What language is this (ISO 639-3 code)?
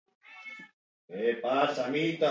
eus